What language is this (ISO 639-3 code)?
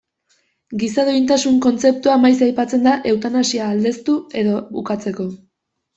eus